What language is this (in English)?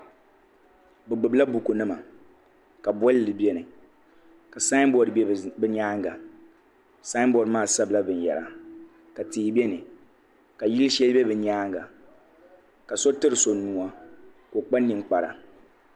Dagbani